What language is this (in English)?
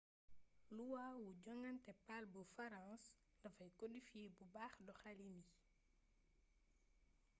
Wolof